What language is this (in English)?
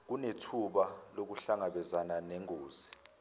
Zulu